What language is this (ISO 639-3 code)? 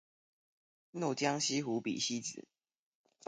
zho